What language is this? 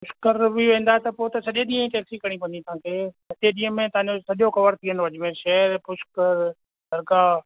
Sindhi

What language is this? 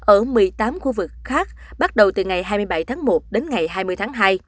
Vietnamese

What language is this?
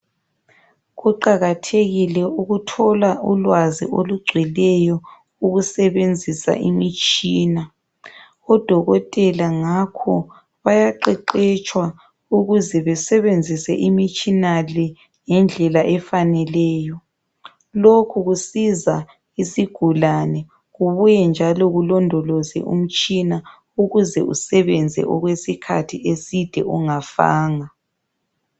North Ndebele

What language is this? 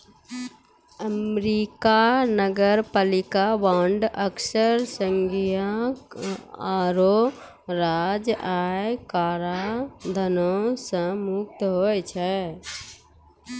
Maithili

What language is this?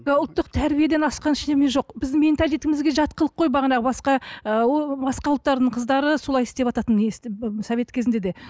Kazakh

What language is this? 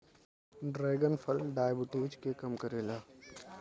Bhojpuri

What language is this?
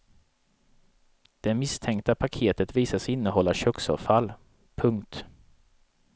Swedish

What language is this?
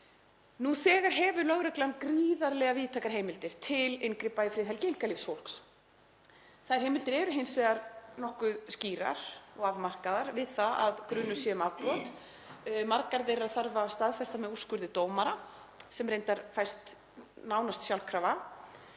Icelandic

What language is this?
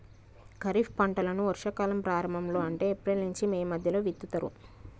Telugu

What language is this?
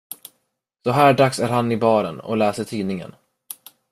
Swedish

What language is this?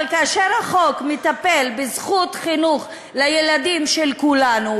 Hebrew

